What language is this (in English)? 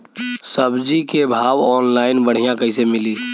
Bhojpuri